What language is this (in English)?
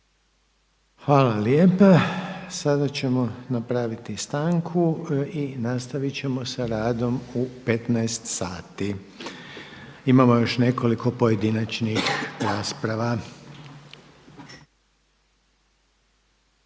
Croatian